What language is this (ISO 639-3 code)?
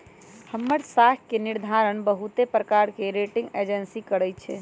mag